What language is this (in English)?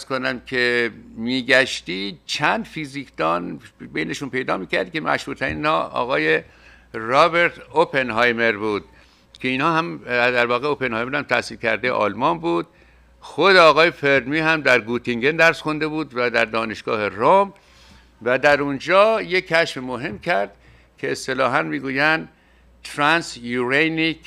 Persian